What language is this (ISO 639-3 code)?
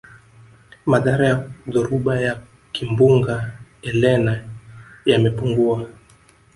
swa